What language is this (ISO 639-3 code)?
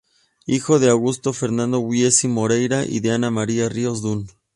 spa